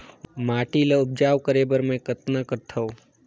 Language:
Chhattisgarhi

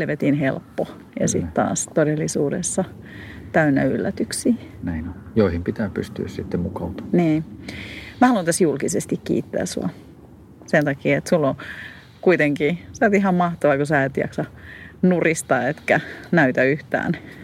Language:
Finnish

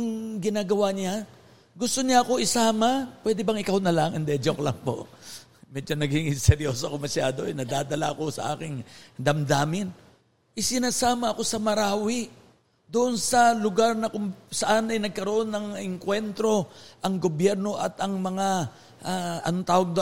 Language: Filipino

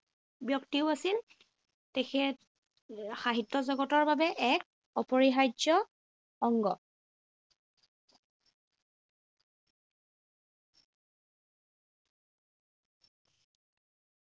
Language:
Assamese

